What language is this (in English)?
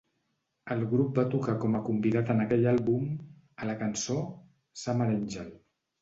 Catalan